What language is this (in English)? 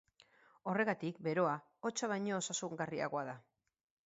Basque